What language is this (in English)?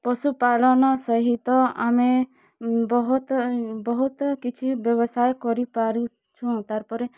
Odia